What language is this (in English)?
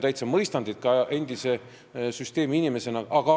Estonian